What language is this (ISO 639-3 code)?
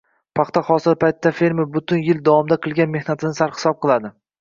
uzb